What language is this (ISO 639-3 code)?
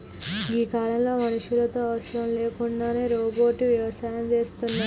tel